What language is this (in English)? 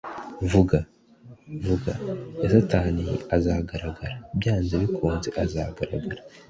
Kinyarwanda